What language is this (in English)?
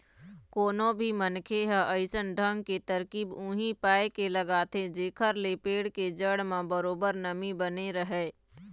Chhattisgarhi